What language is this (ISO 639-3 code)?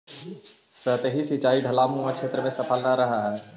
mag